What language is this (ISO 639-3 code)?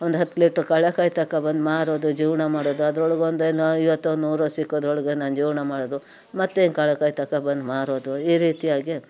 kan